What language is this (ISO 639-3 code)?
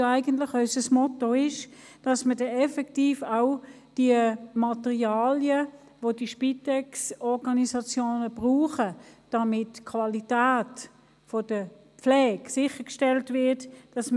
gsw